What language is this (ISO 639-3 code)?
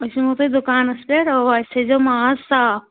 kas